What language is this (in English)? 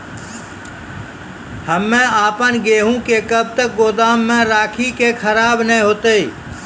Maithili